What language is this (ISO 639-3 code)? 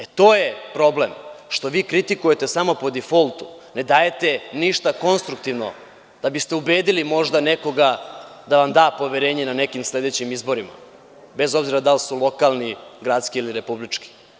srp